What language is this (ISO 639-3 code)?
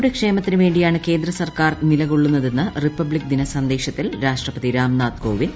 mal